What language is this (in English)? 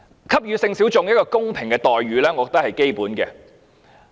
Cantonese